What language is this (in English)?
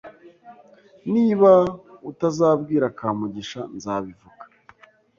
Kinyarwanda